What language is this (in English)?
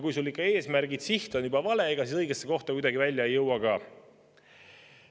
Estonian